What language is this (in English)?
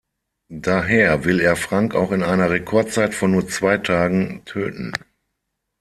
German